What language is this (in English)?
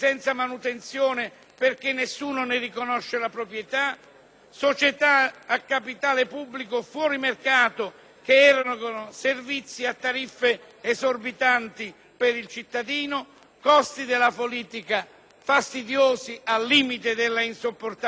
Italian